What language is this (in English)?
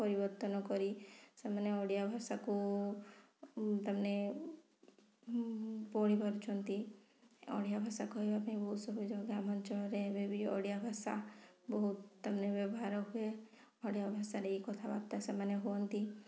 Odia